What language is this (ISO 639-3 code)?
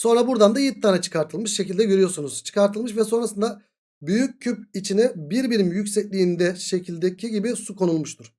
tur